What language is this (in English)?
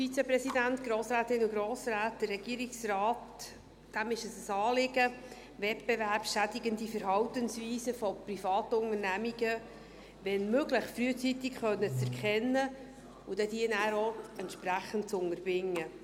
Swiss German